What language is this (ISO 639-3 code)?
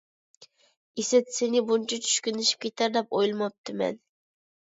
uig